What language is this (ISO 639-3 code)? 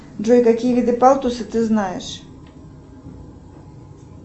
rus